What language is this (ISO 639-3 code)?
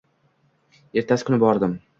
uzb